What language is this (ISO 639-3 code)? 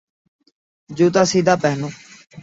urd